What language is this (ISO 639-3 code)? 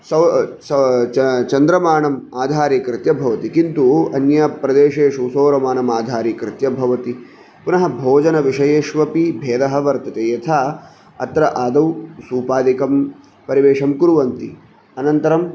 san